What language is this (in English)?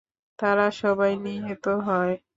Bangla